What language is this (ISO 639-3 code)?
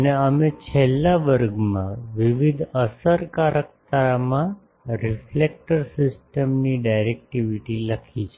guj